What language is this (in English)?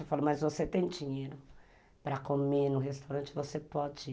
Portuguese